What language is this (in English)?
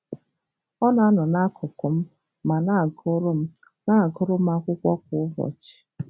Igbo